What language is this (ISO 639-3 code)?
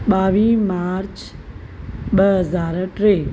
snd